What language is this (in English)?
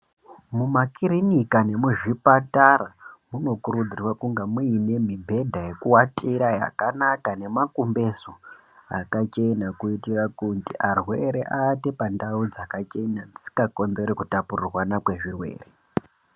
Ndau